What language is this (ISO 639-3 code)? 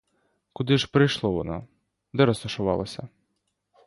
ukr